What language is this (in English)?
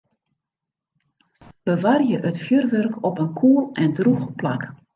Western Frisian